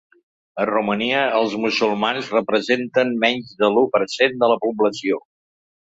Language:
Catalan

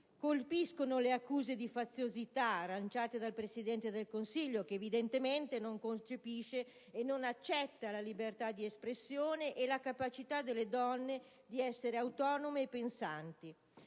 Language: Italian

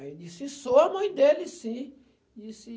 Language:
Portuguese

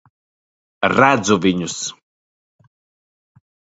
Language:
Latvian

